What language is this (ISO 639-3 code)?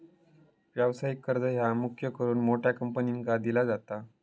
mar